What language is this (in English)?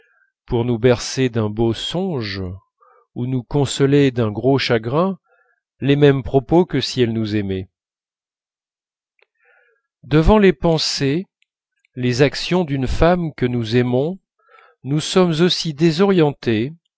French